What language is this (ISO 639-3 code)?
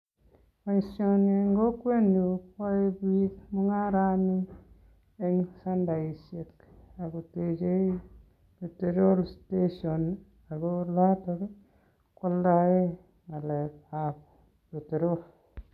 kln